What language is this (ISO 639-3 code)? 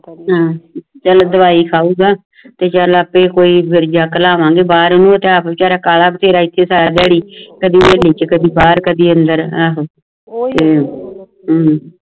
pan